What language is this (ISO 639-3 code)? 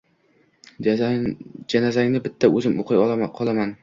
uzb